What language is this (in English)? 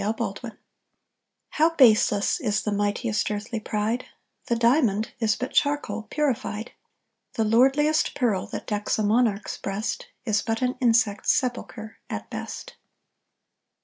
English